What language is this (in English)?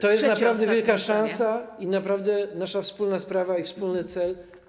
Polish